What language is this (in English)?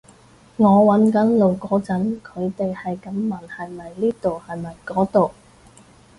Cantonese